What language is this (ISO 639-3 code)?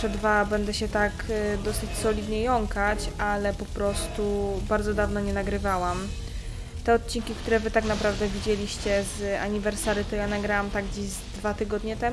pol